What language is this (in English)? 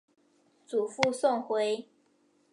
Chinese